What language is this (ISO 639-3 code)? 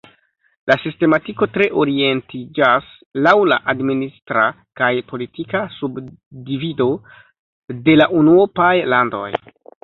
epo